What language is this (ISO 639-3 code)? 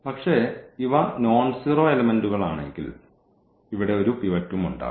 mal